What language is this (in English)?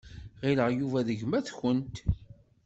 Kabyle